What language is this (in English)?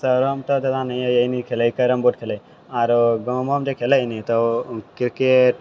Maithili